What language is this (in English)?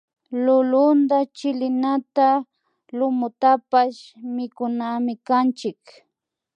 Imbabura Highland Quichua